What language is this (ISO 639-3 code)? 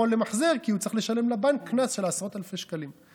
heb